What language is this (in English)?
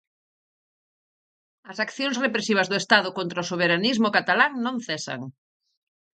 Galician